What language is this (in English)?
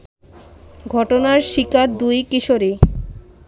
Bangla